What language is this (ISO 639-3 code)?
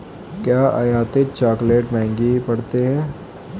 hin